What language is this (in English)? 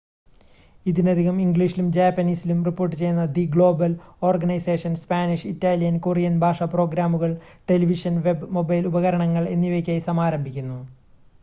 Malayalam